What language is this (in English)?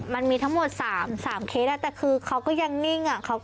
Thai